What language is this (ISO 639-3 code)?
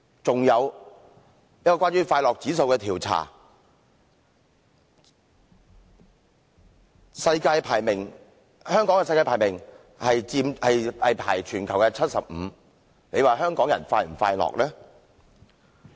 yue